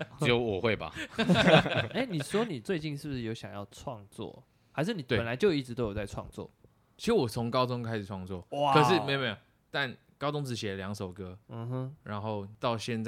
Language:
Chinese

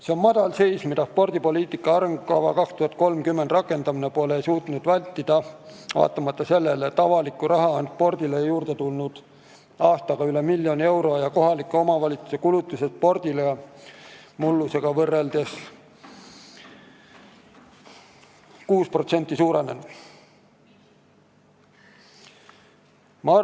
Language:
Estonian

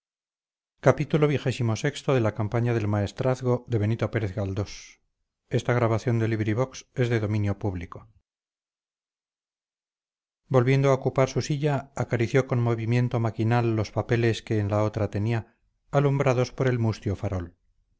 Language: Spanish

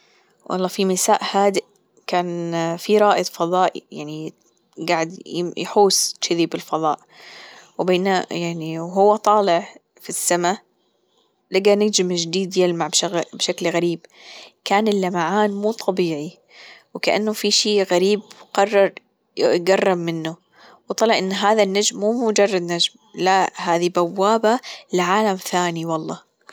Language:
Gulf Arabic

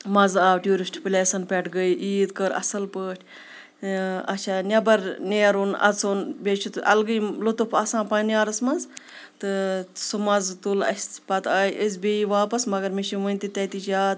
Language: Kashmiri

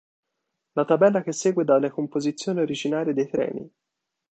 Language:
Italian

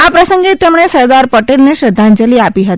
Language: Gujarati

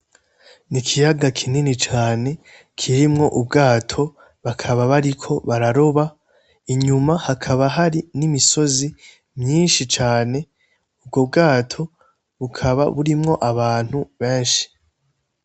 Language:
Rundi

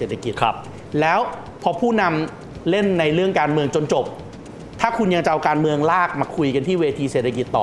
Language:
Thai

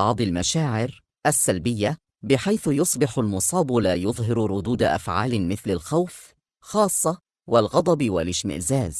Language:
Arabic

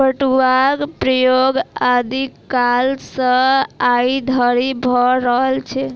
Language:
Maithili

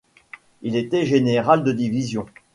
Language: French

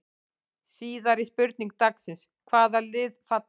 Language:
Icelandic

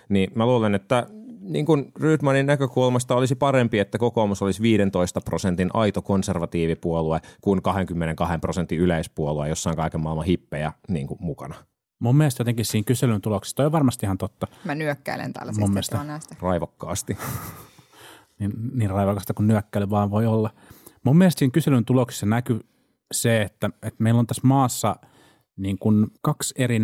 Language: Finnish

